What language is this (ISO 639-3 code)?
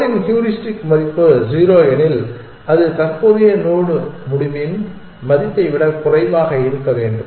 tam